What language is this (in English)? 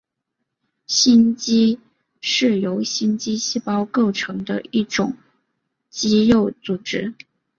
Chinese